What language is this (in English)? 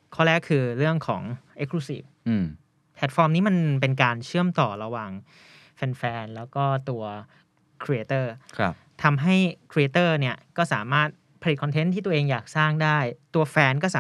Thai